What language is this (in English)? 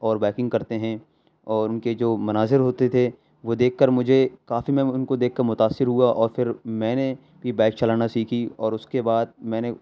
Urdu